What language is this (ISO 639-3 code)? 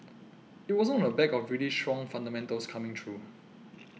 eng